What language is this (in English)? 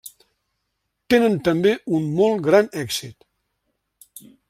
Catalan